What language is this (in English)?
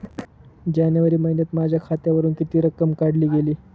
Marathi